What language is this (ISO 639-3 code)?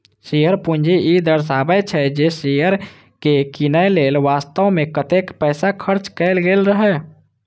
mai